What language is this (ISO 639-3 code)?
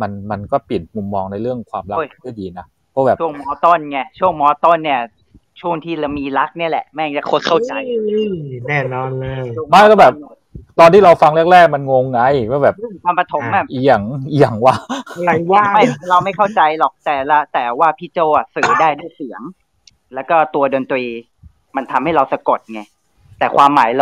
tha